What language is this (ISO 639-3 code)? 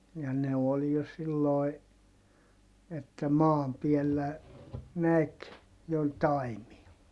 fin